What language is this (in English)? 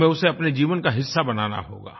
Hindi